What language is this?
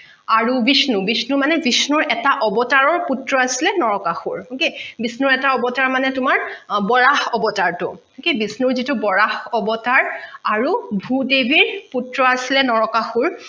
Assamese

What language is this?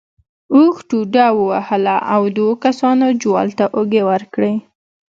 Pashto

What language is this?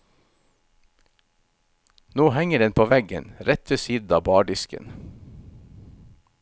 Norwegian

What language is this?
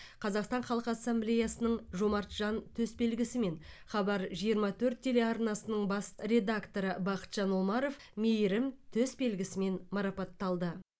Kazakh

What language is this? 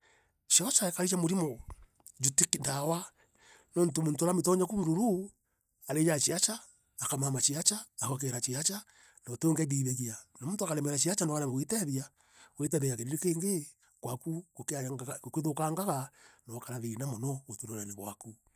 Meru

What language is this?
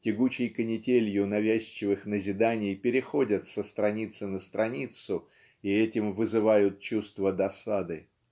Russian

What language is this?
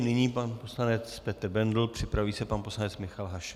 Czech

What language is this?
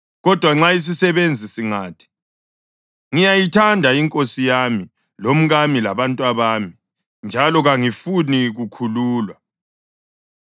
North Ndebele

